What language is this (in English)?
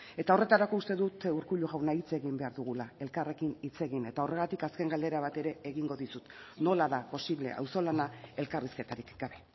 Basque